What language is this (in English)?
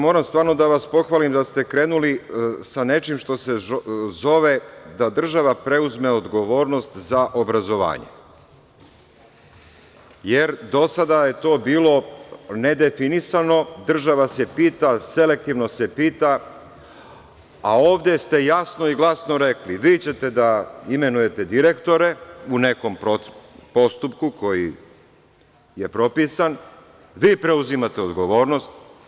Serbian